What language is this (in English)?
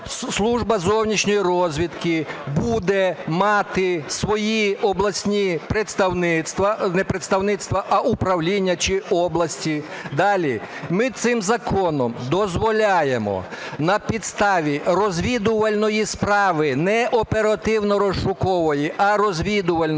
Ukrainian